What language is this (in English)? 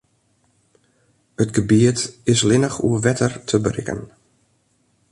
Western Frisian